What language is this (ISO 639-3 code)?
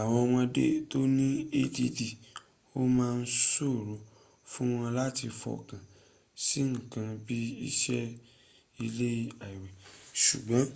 yor